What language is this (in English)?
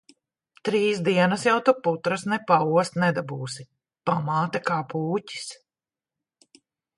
Latvian